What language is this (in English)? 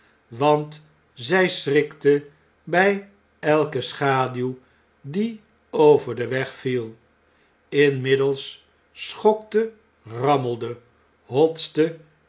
Dutch